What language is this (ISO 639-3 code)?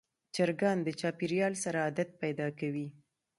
pus